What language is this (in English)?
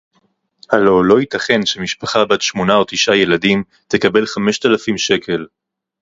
Hebrew